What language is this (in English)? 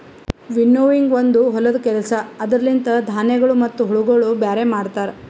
Kannada